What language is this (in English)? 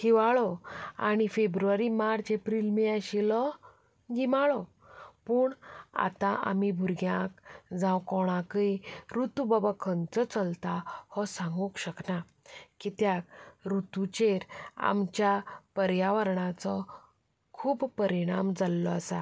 Konkani